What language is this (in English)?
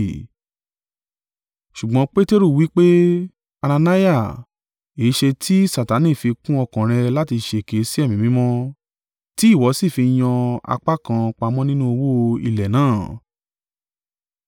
Yoruba